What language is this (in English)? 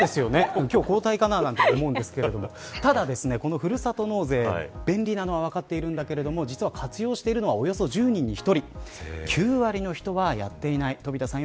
Japanese